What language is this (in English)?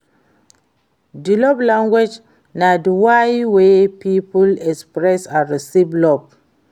Nigerian Pidgin